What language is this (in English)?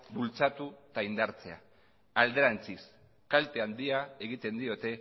Basque